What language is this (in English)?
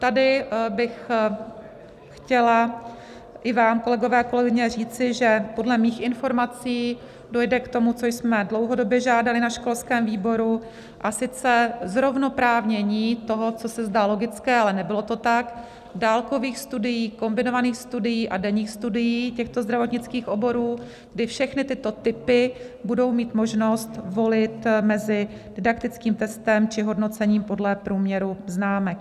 Czech